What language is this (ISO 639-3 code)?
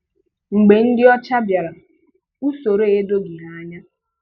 ibo